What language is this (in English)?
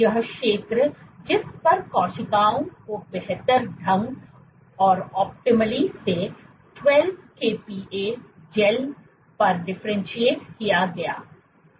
Hindi